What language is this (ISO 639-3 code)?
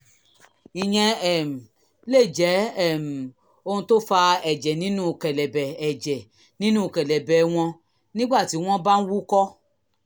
yor